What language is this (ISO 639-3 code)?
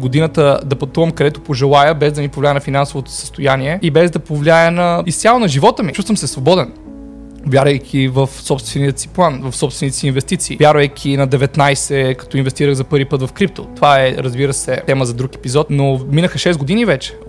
bul